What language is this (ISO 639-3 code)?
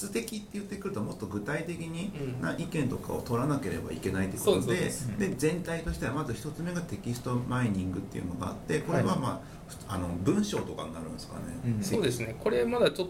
jpn